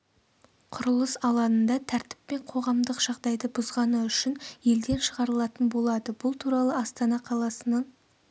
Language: Kazakh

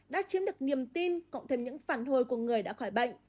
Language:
Vietnamese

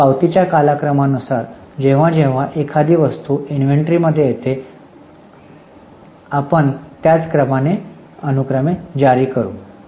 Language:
Marathi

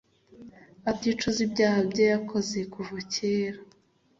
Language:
Kinyarwanda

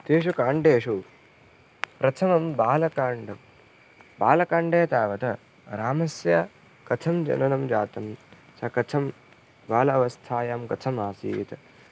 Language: Sanskrit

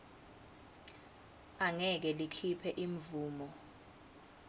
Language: Swati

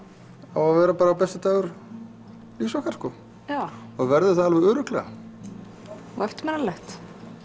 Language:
Icelandic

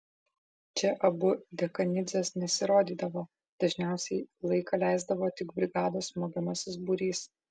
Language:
Lithuanian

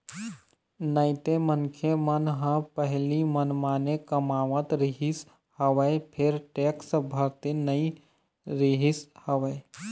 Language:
Chhattisgarhi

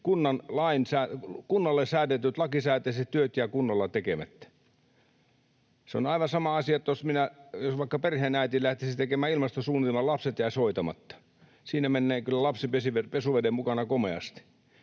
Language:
Finnish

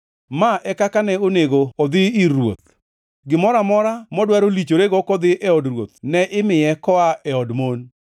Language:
Luo (Kenya and Tanzania)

